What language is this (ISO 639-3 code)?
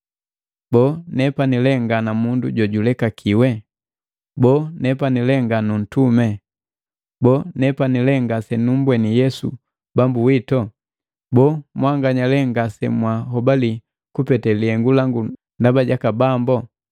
mgv